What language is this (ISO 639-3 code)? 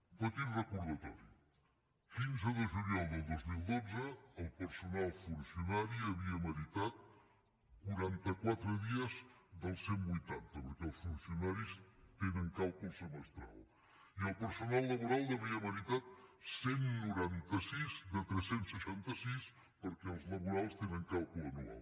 cat